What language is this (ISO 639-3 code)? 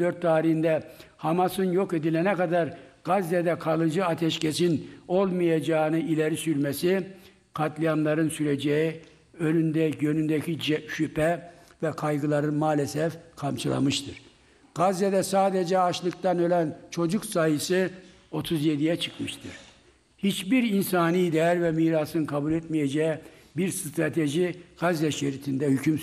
tur